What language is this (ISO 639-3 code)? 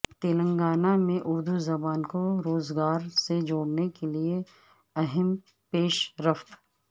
urd